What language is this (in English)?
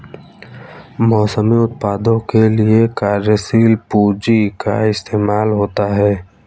Hindi